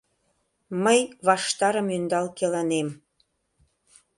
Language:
Mari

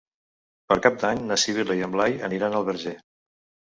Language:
Catalan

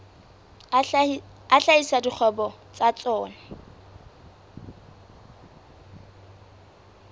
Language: Southern Sotho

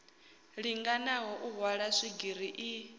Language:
Venda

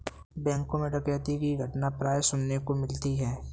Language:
Hindi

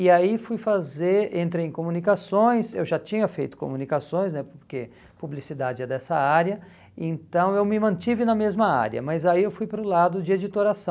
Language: Portuguese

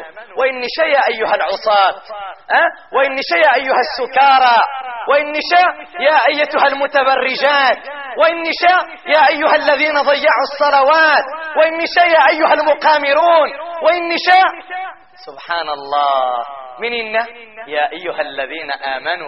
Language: Arabic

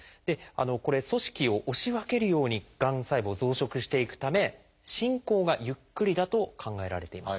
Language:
Japanese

